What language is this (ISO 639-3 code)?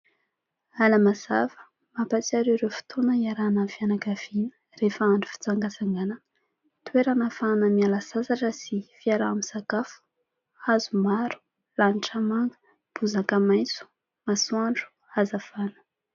mlg